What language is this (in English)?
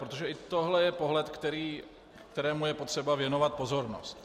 Czech